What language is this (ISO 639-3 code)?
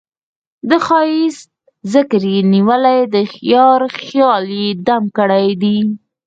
pus